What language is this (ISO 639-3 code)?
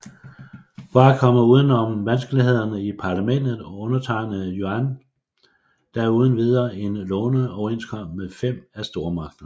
dan